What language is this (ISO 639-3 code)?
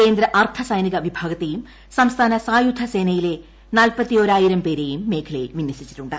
mal